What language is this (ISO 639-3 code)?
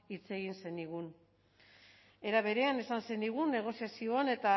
eus